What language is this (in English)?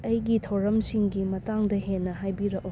Manipuri